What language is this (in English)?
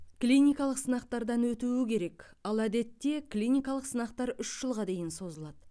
Kazakh